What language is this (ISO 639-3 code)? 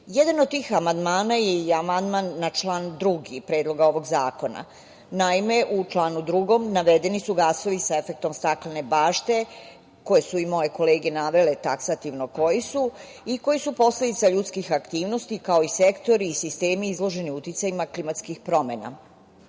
srp